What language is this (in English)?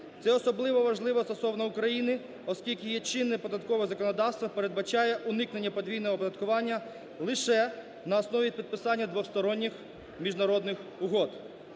Ukrainian